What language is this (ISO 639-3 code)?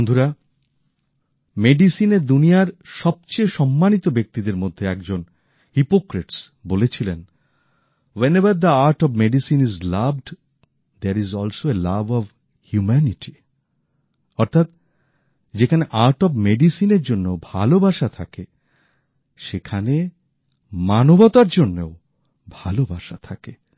ben